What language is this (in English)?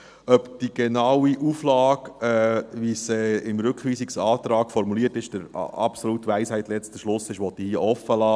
Swiss German